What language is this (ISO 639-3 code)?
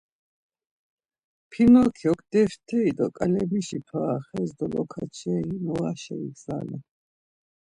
lzz